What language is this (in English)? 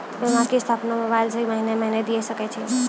Maithili